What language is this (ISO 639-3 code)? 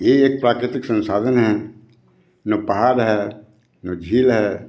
hin